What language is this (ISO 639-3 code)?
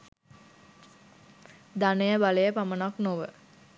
sin